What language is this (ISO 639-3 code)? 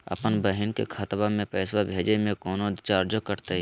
mag